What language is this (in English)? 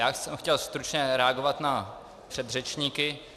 Czech